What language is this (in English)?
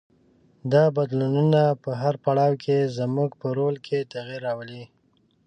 Pashto